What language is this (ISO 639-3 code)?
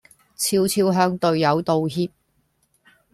yue